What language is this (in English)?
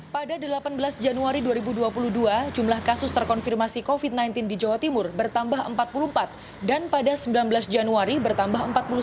Indonesian